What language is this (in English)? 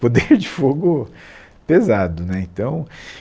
Portuguese